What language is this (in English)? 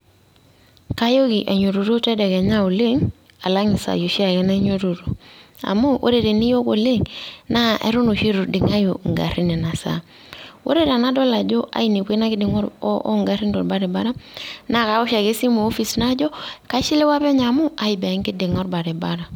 Masai